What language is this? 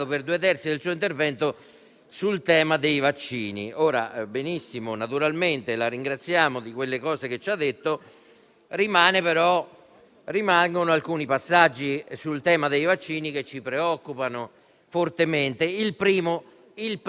Italian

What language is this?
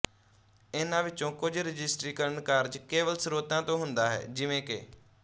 Punjabi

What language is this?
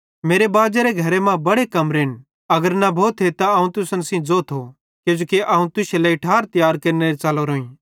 Bhadrawahi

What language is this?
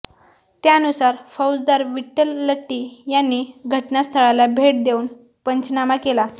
Marathi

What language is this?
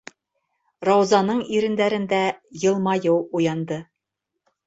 Bashkir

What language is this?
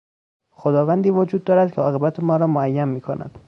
Persian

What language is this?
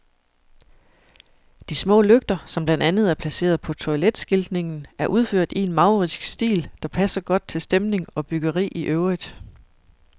Danish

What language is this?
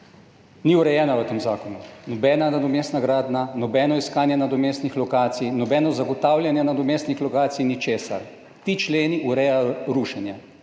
Slovenian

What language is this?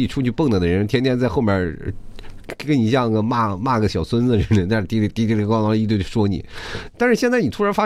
Chinese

